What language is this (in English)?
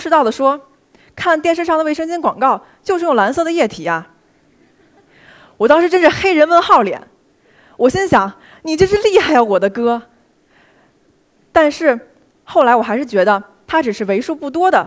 Chinese